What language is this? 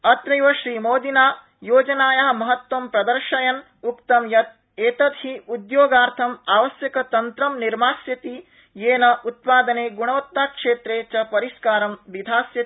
Sanskrit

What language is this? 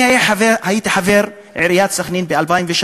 Hebrew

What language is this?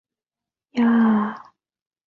Chinese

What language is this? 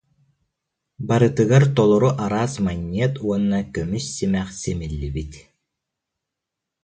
Yakut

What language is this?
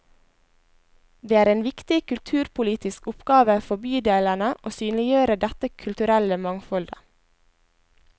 Norwegian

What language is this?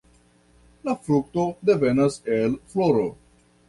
Esperanto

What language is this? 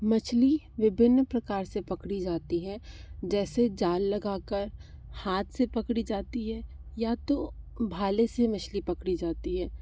Hindi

